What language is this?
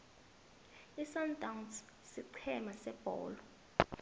South Ndebele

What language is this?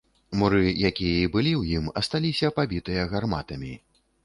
Belarusian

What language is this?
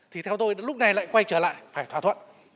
Vietnamese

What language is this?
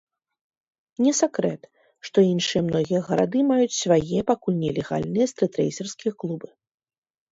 Belarusian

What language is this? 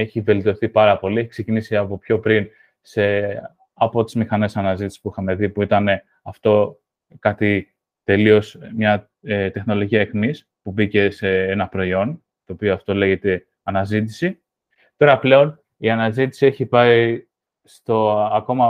Greek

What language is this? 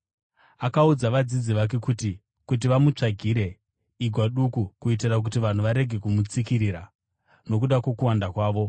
Shona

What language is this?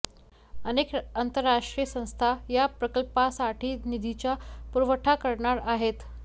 Marathi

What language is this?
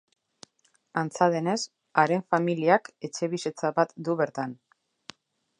Basque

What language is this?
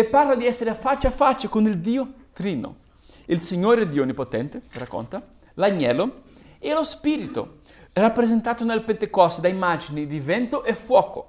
Italian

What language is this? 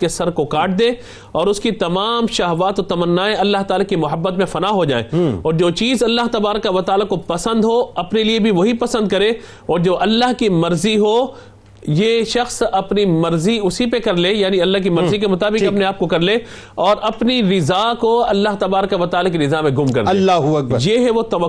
Urdu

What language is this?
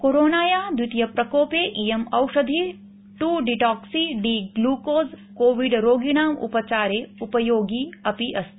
Sanskrit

